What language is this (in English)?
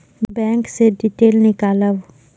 Maithili